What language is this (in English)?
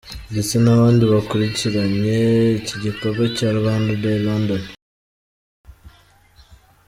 Kinyarwanda